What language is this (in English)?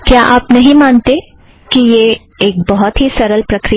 Hindi